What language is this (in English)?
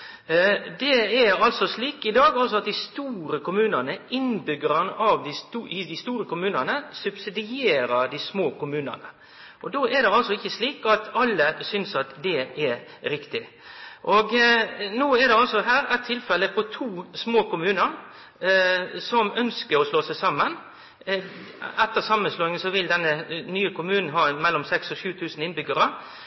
Norwegian Nynorsk